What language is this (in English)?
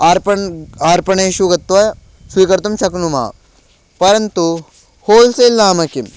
Sanskrit